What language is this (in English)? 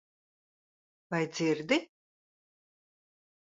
Latvian